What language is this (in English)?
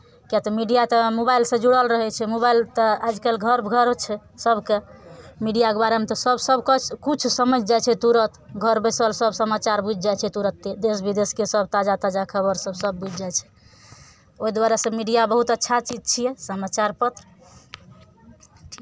Maithili